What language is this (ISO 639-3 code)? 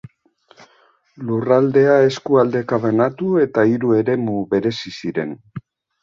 eus